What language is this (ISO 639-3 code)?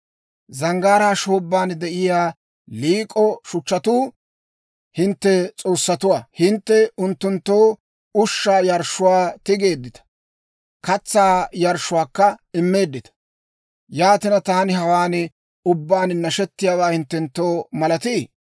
dwr